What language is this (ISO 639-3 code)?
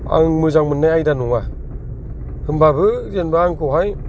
brx